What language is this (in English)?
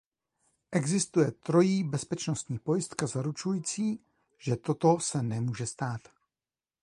Czech